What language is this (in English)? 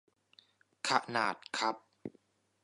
Thai